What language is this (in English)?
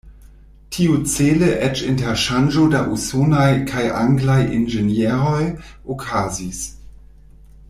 Esperanto